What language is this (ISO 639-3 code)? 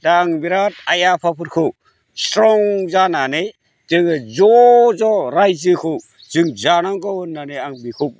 brx